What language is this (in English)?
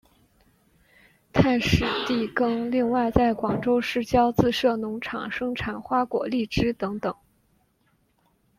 Chinese